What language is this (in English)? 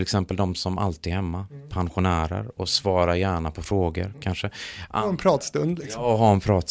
Swedish